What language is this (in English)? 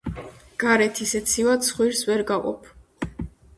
Georgian